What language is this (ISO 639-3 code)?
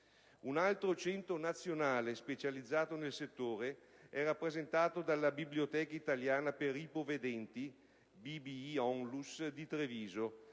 ita